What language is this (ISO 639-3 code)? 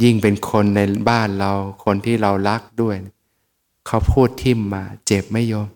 tha